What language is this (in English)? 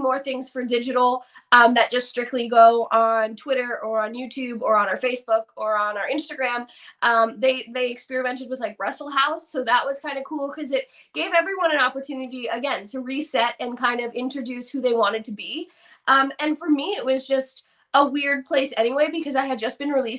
English